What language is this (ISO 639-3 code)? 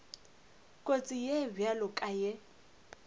nso